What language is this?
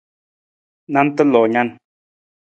Nawdm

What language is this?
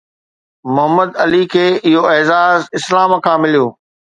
Sindhi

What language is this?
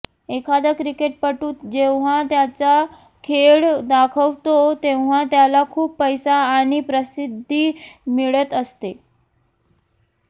Marathi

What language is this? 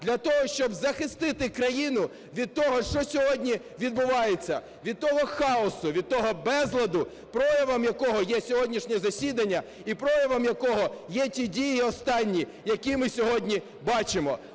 Ukrainian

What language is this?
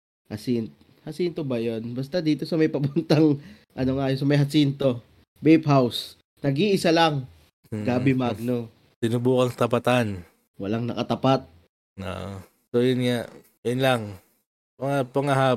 Filipino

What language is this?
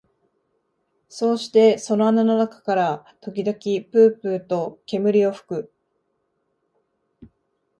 Japanese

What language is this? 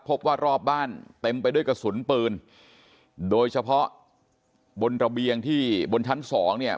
Thai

